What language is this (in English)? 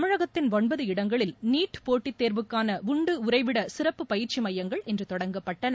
Tamil